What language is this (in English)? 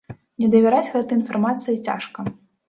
Belarusian